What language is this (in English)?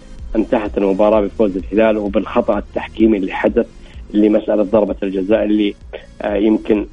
Arabic